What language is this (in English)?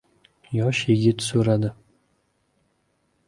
Uzbek